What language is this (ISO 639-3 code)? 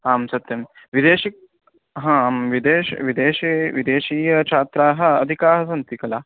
san